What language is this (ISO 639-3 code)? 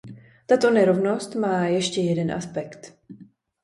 ces